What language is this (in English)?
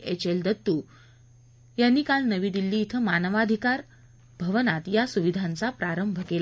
Marathi